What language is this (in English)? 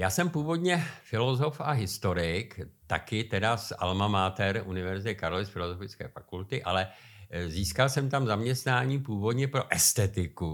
Czech